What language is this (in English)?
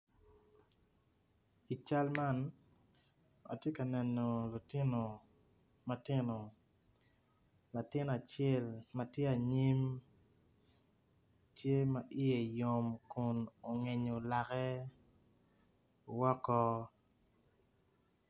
Acoli